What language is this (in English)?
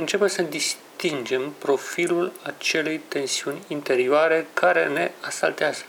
Romanian